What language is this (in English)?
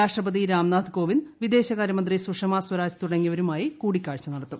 Malayalam